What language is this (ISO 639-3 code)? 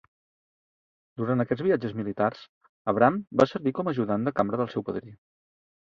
cat